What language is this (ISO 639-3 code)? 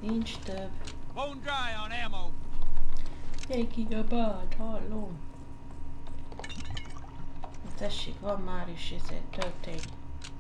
hun